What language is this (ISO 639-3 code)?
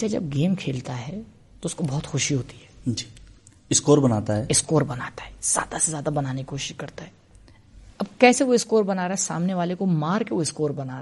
urd